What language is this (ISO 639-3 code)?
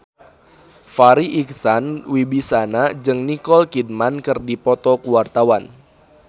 sun